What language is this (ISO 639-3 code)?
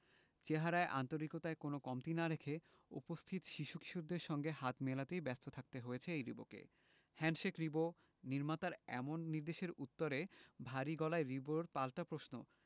ben